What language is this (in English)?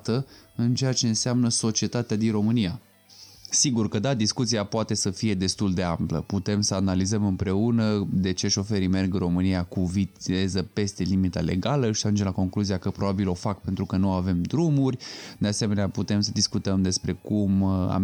Romanian